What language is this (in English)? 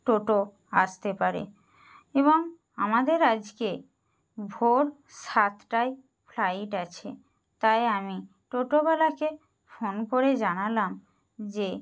Bangla